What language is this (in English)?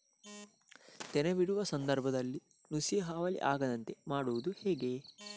Kannada